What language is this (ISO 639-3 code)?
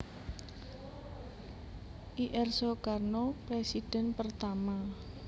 jav